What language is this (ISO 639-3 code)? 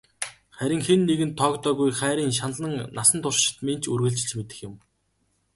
mon